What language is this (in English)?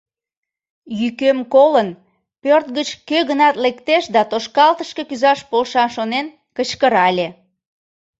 Mari